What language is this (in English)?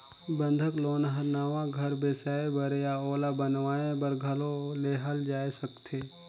Chhattisgarhi